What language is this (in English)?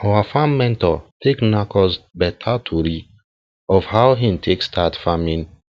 Nigerian Pidgin